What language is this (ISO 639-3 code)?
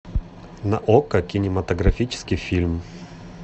rus